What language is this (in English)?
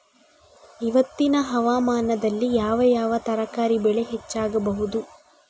Kannada